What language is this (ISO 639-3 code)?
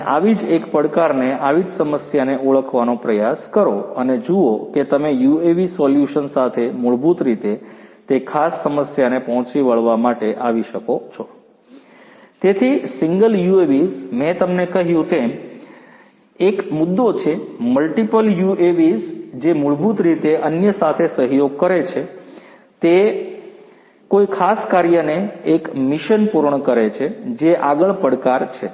guj